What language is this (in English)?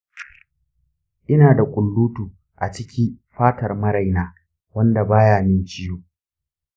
Hausa